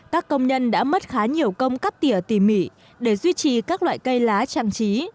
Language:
Vietnamese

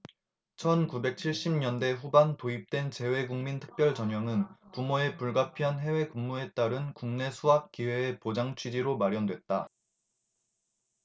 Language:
Korean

